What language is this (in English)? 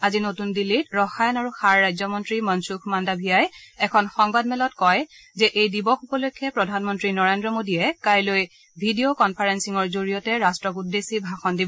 Assamese